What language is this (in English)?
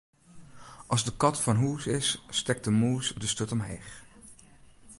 Western Frisian